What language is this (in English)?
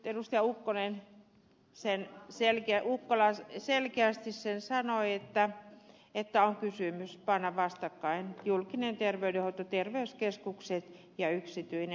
Finnish